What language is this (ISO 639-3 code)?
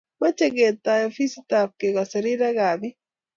kln